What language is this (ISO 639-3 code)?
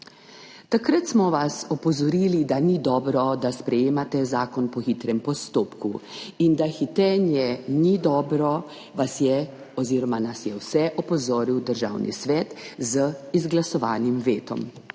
slv